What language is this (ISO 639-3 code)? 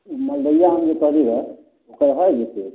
mai